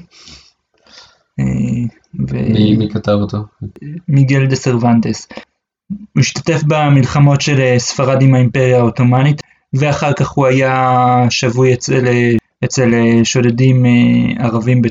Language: Hebrew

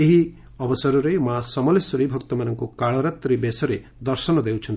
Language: Odia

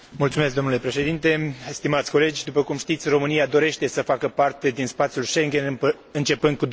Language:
Romanian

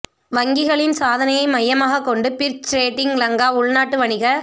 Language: Tamil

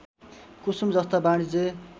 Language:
Nepali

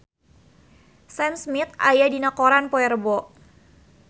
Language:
Sundanese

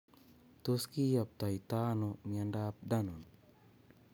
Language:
Kalenjin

